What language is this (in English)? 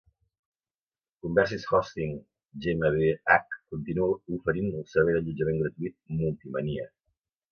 Catalan